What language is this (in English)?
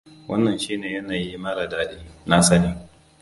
Hausa